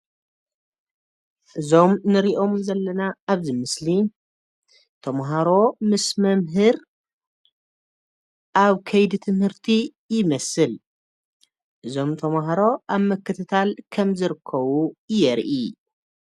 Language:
Tigrinya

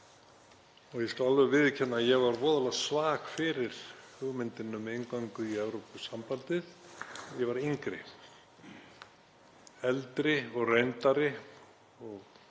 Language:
Icelandic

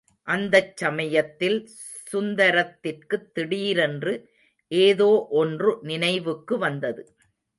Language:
Tamil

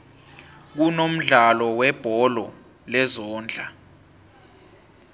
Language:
South Ndebele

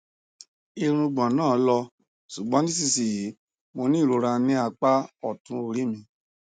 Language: Yoruba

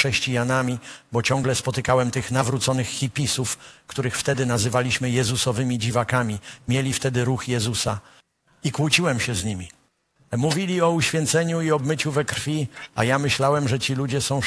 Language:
Polish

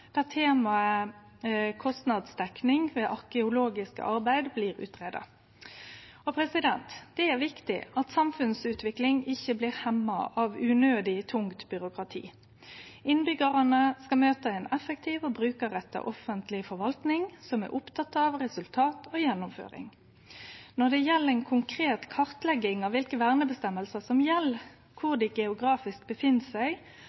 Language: Norwegian Nynorsk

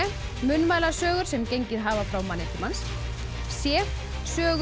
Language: Icelandic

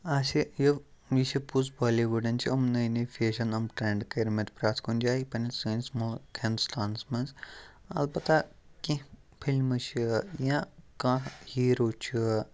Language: Kashmiri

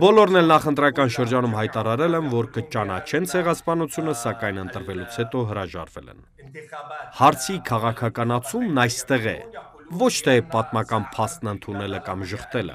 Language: Turkish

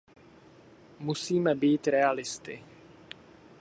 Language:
Czech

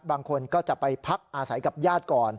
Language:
Thai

